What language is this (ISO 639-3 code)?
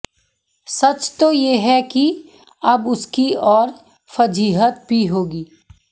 hin